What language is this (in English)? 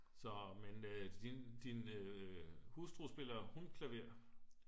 Danish